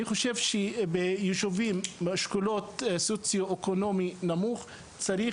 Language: Hebrew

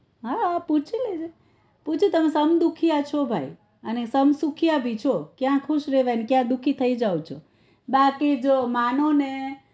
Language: Gujarati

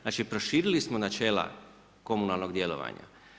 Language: Croatian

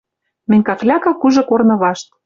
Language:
Western Mari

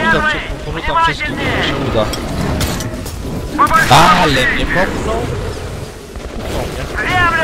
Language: Polish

